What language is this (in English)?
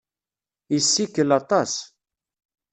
Kabyle